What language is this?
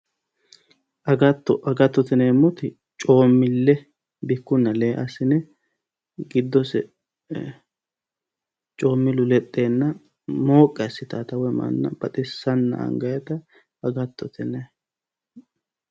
Sidamo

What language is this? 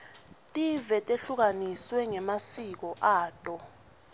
Swati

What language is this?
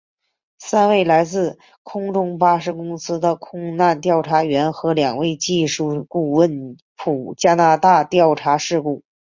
Chinese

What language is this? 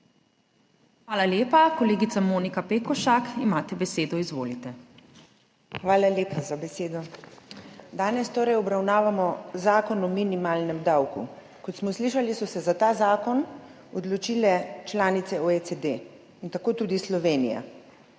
Slovenian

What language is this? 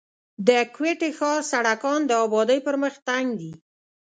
Pashto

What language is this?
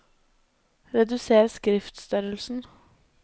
Norwegian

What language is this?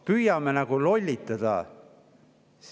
Estonian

